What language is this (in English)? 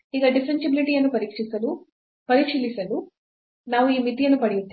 Kannada